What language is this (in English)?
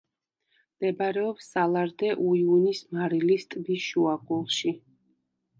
Georgian